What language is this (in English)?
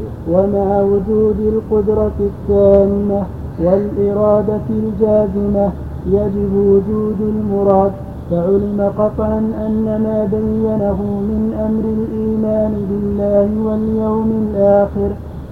Arabic